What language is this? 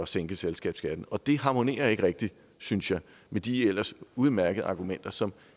Danish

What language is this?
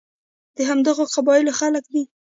Pashto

